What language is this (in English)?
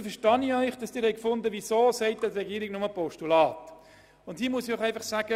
Swiss German